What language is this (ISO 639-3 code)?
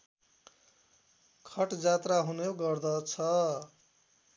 nep